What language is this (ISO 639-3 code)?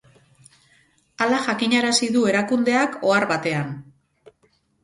eus